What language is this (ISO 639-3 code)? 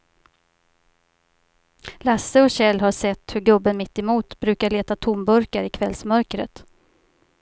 swe